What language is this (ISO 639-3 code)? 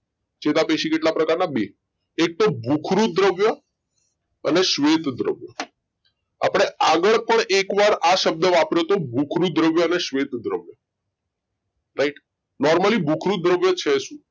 guj